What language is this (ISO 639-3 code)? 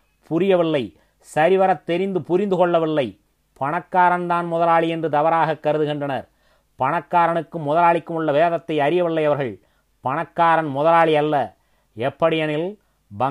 tam